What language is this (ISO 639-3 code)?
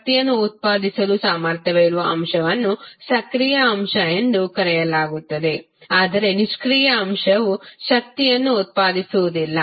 kan